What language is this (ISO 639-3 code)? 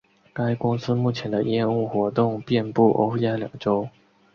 zho